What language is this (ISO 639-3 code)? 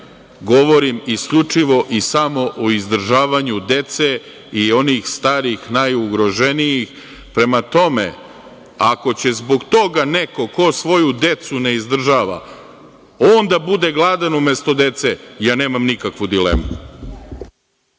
srp